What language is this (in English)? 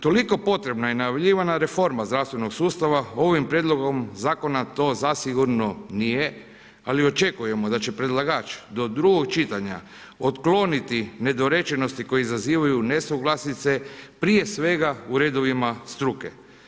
Croatian